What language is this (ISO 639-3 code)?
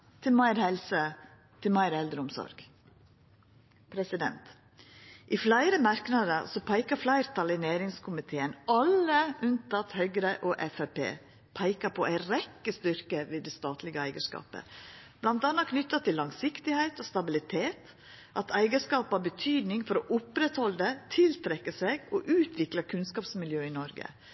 nno